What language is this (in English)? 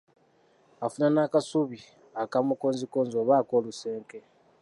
Ganda